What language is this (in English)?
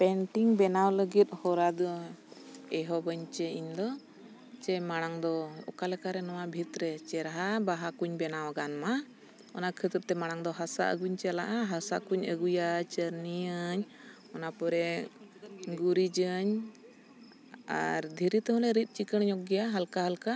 Santali